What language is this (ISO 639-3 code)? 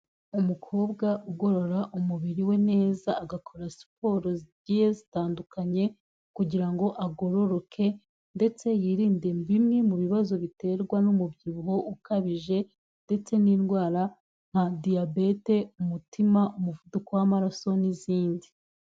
kin